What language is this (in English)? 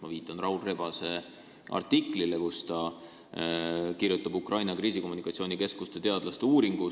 Estonian